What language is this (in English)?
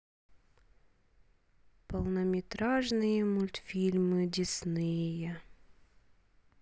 Russian